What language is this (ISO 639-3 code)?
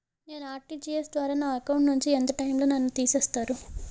tel